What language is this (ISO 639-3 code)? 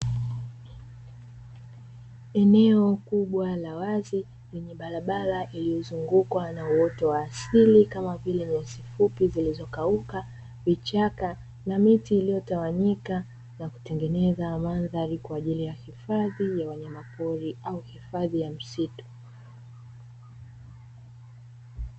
swa